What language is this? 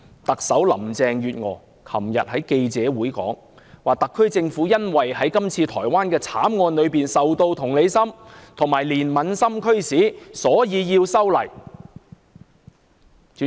Cantonese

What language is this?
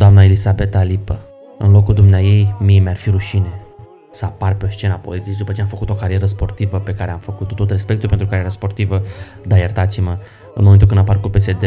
Romanian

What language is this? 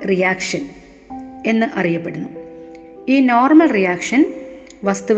Malayalam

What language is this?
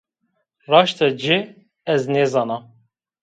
Zaza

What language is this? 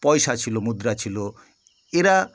Bangla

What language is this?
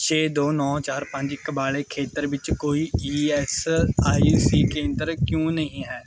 Punjabi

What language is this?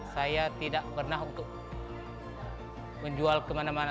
Indonesian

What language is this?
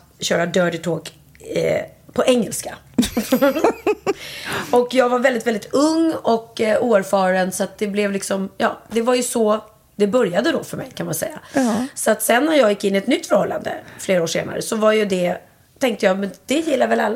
Swedish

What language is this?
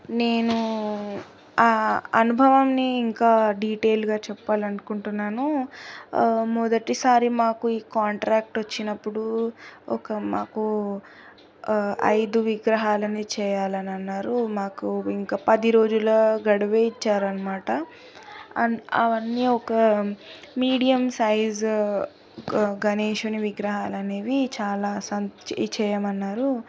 Telugu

